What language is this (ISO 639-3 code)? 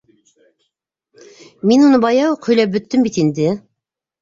bak